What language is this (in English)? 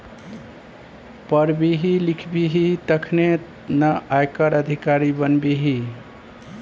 Maithili